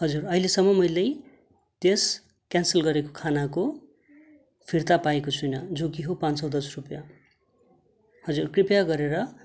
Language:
Nepali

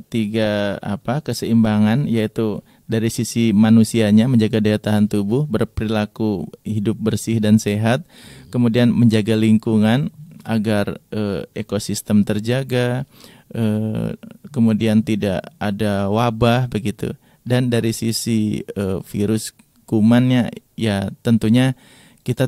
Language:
Indonesian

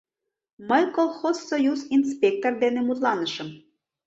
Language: Mari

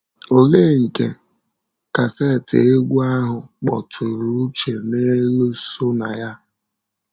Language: Igbo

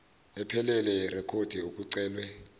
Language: Zulu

